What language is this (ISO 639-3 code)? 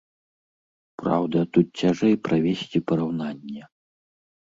bel